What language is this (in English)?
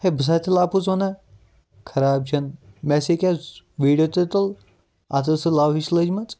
Kashmiri